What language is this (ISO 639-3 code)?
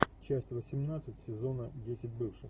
rus